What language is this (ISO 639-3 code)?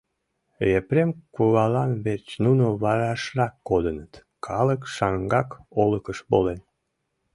chm